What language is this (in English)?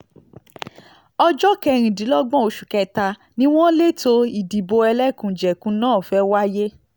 Yoruba